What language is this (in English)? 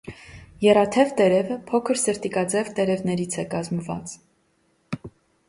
Armenian